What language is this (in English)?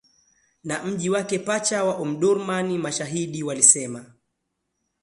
Swahili